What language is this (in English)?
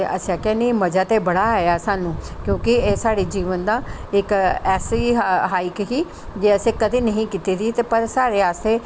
Dogri